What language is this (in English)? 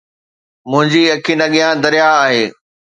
Sindhi